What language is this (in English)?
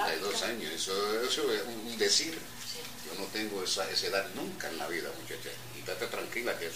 Spanish